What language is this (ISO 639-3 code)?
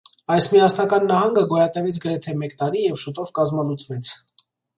hye